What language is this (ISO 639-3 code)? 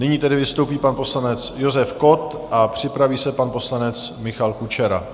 ces